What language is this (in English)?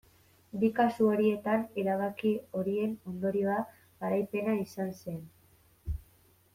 Basque